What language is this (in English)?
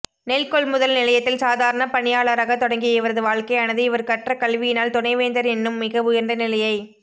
Tamil